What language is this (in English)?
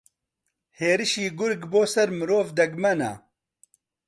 Central Kurdish